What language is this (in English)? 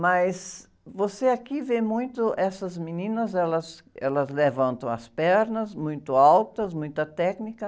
Portuguese